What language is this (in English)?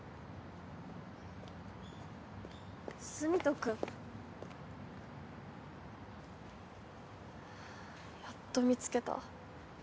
Japanese